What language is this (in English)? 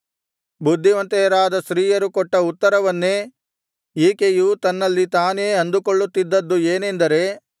Kannada